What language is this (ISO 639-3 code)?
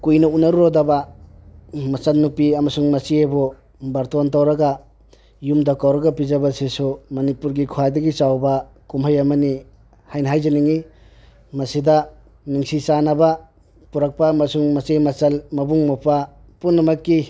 mni